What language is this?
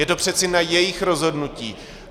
Czech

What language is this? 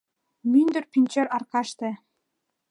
Mari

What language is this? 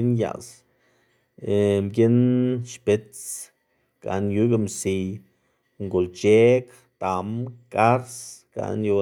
Xanaguía Zapotec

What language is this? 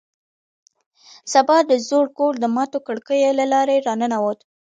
Pashto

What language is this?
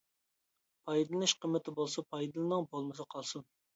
Uyghur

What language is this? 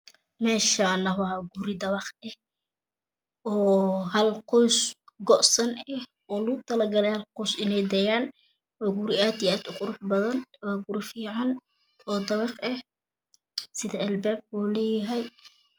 Somali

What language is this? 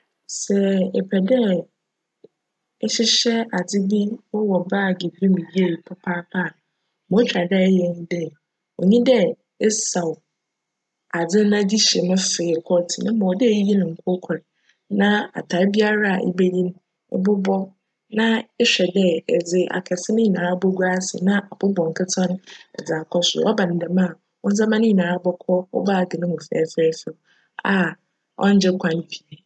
Akan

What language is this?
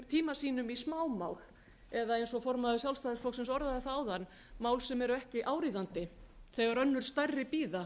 Icelandic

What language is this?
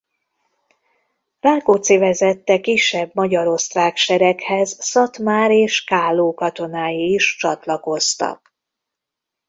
Hungarian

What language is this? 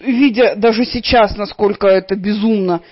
Russian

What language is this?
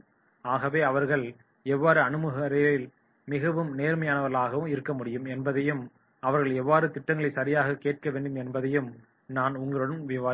Tamil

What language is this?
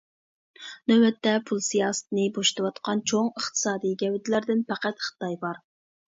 Uyghur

